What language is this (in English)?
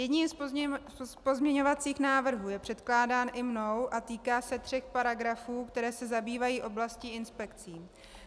Czech